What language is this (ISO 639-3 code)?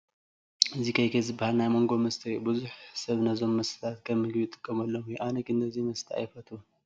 tir